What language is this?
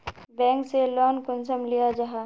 Magahi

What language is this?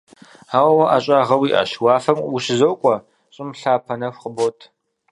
Kabardian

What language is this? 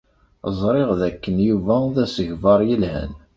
Kabyle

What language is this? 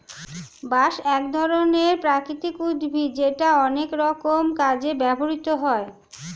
Bangla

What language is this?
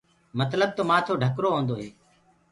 Gurgula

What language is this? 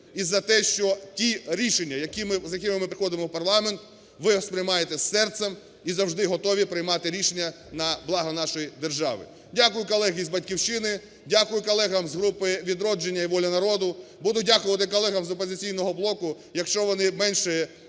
Ukrainian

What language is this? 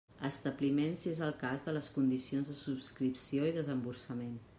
Catalan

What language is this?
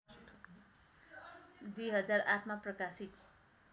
Nepali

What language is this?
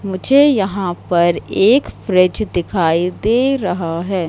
Hindi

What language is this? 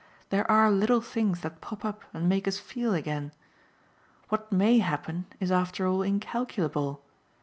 English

